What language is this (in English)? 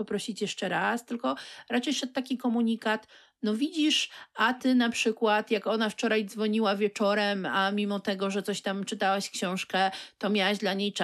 Polish